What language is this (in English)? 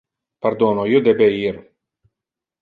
Interlingua